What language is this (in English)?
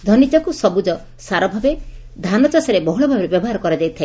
Odia